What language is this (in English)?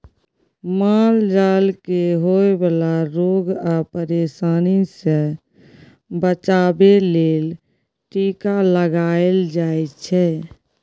Maithili